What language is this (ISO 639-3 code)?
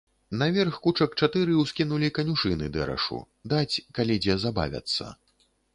bel